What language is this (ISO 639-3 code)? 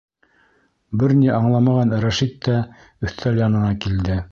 bak